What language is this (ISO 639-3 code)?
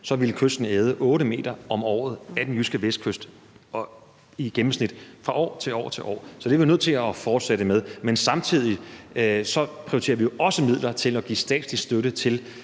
dan